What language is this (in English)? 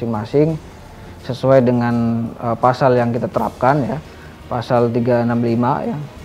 Indonesian